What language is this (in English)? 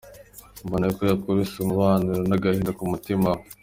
Kinyarwanda